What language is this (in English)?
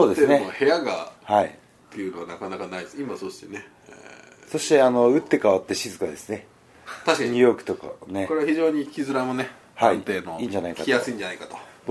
Japanese